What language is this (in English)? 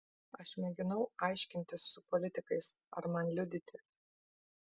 Lithuanian